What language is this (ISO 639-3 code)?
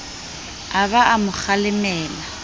sot